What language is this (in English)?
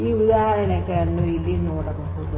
Kannada